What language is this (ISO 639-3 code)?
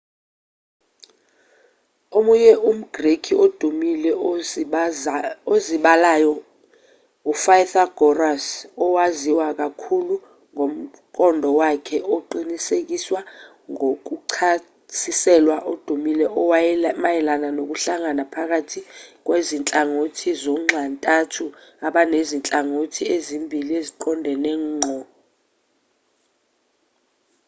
zul